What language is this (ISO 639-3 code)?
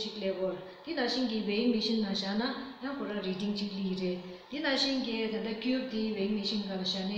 ron